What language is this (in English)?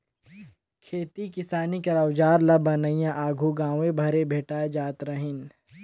Chhattisgarhi